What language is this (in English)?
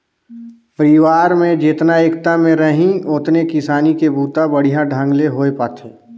Chhattisgarhi